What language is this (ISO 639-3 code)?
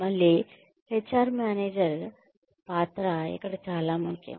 tel